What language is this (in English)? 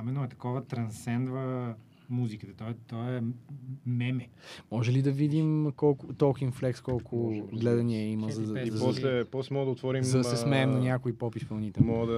Bulgarian